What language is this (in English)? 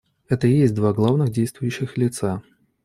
Russian